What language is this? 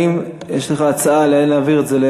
Hebrew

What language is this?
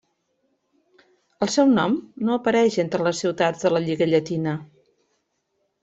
Catalan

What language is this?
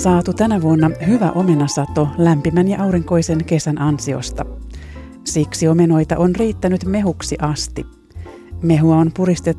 Finnish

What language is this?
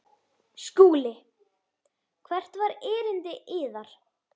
Icelandic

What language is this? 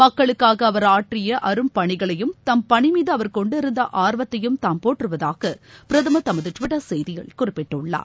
Tamil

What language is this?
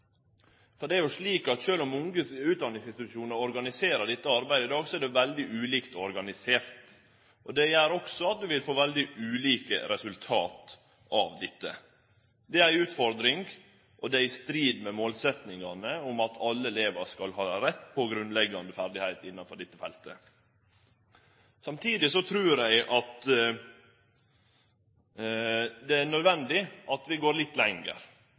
Norwegian Nynorsk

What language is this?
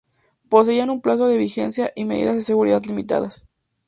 Spanish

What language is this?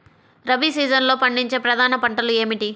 Telugu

